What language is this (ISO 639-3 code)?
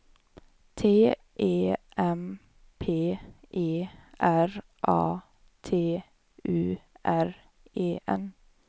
swe